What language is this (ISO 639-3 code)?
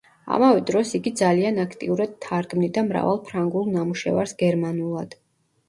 kat